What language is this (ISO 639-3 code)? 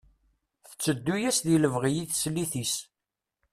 kab